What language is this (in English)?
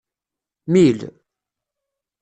Kabyle